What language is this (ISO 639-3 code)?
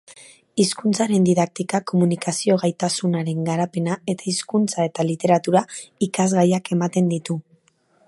eus